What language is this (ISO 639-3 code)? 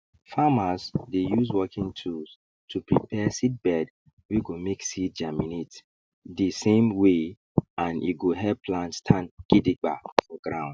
pcm